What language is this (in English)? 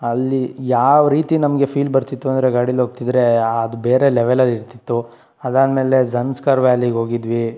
Kannada